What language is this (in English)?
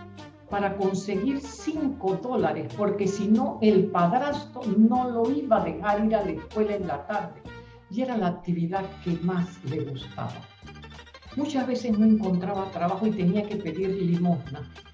Spanish